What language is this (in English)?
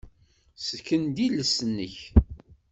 Kabyle